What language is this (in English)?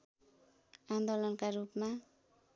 Nepali